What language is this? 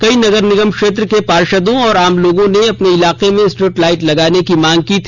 Hindi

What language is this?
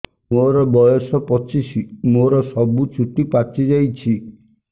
Odia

